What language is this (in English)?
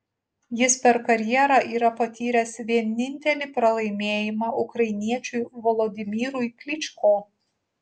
Lithuanian